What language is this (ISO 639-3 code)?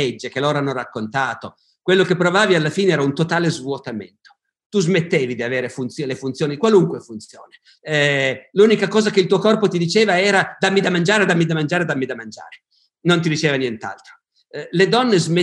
ita